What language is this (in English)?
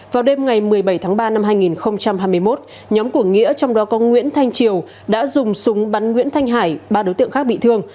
Vietnamese